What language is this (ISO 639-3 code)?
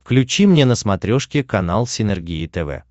rus